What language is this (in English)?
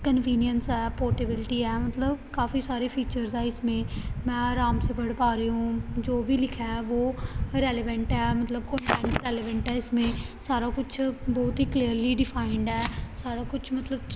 Punjabi